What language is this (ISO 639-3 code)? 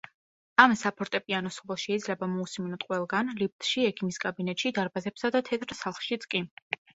kat